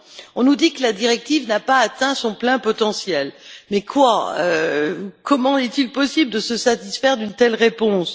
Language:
French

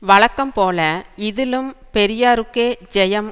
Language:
Tamil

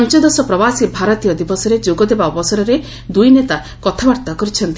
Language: Odia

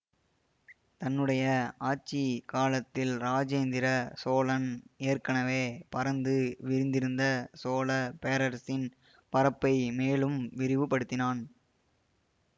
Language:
Tamil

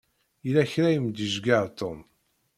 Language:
Kabyle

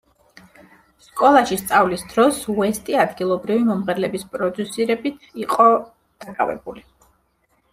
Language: Georgian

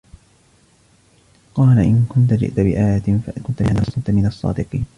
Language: Arabic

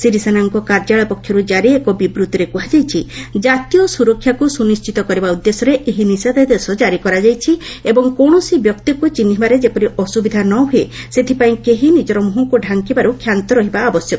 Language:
Odia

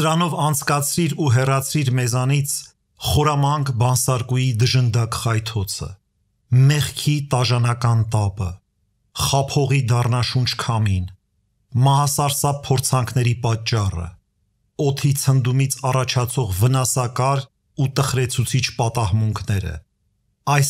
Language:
Romanian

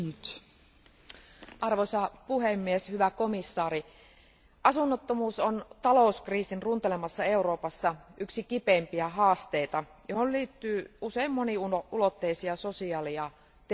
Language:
Finnish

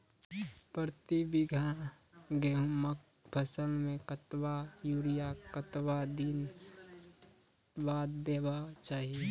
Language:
Maithili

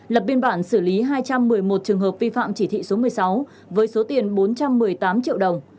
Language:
Vietnamese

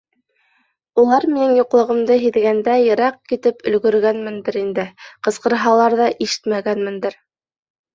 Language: Bashkir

